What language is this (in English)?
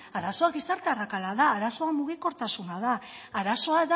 Basque